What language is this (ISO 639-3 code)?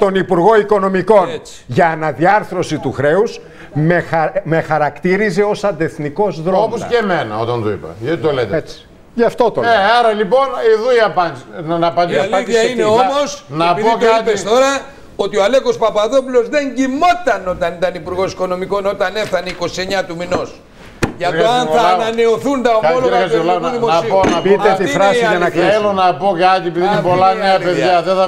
ell